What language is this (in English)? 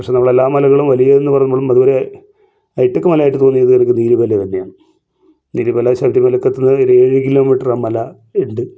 Malayalam